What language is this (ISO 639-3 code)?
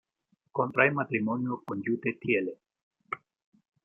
spa